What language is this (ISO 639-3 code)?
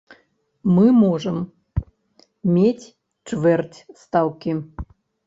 bel